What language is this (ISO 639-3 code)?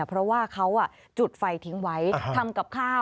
tha